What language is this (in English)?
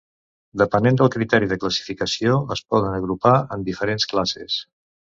Catalan